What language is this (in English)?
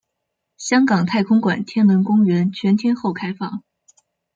Chinese